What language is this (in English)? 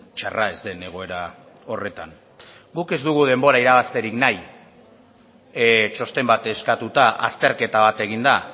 Basque